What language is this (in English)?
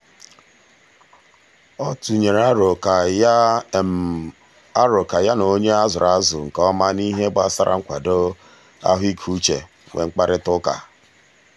Igbo